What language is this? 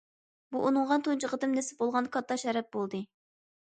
Uyghur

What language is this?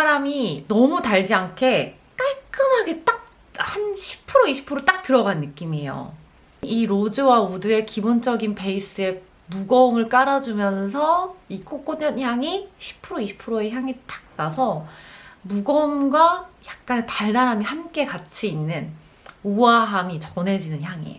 Korean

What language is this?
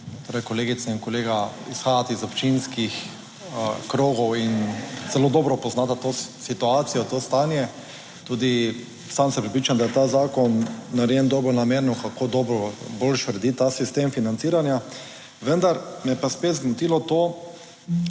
Slovenian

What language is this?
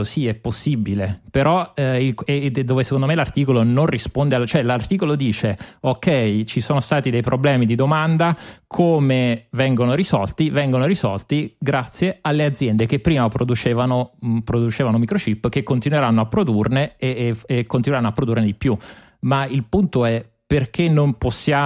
Italian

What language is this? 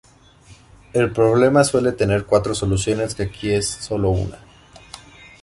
Spanish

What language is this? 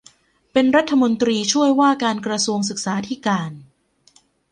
Thai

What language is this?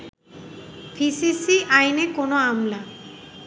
Bangla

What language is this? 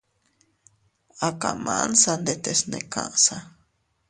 Teutila Cuicatec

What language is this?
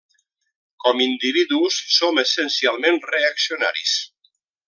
Catalan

